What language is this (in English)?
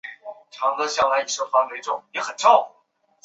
Chinese